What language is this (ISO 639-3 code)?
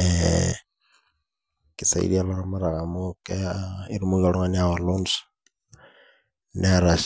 mas